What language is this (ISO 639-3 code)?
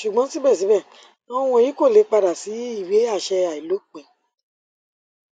yor